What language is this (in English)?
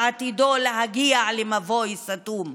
Hebrew